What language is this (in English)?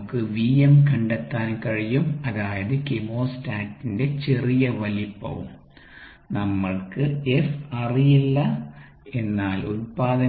Malayalam